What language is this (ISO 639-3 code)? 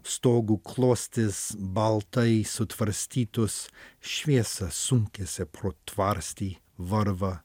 lit